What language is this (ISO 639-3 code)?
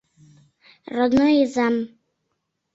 chm